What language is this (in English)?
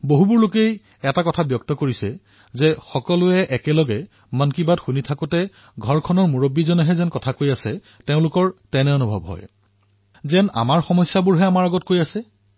Assamese